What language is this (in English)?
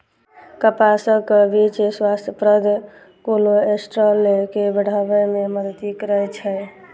Maithili